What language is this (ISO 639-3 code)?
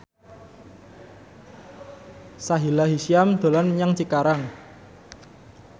jav